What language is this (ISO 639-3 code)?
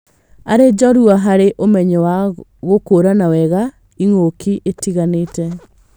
kik